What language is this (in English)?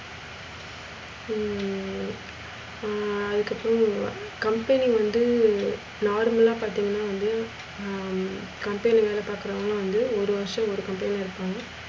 Tamil